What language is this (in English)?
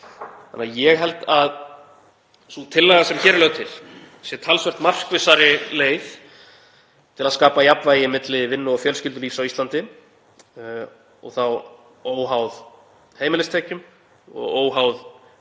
Icelandic